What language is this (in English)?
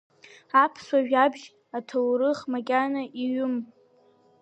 Abkhazian